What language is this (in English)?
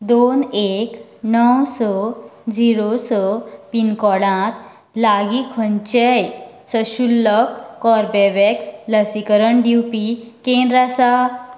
Konkani